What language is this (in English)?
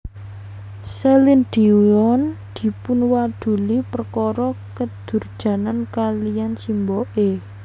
Javanese